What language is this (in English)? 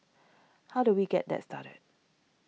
English